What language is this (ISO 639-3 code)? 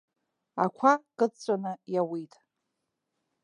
abk